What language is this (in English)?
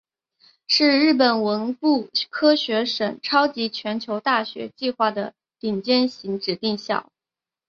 Chinese